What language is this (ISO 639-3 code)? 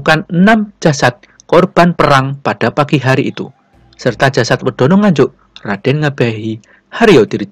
ind